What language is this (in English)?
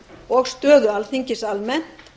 Icelandic